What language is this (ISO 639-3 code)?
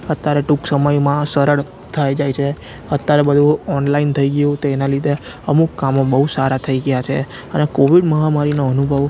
guj